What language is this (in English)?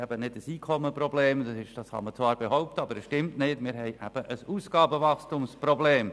Swiss German